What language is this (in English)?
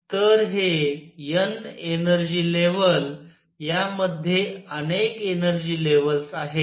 Marathi